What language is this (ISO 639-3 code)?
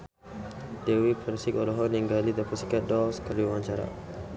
sun